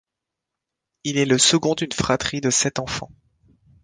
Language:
French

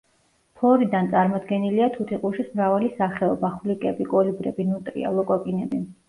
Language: Georgian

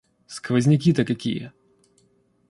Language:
Russian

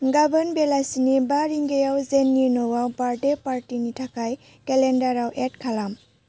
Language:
Bodo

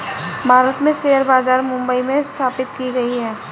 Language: Hindi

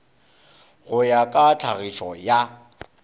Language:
Northern Sotho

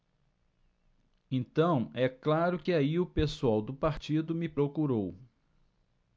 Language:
Portuguese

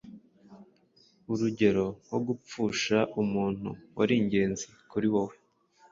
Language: Kinyarwanda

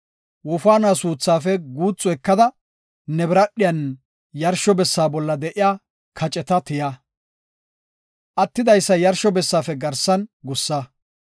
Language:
Gofa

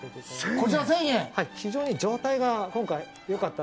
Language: Japanese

